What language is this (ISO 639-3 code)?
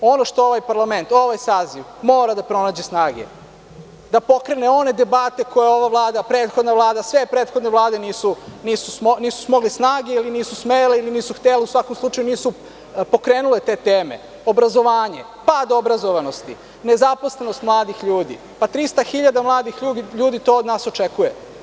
srp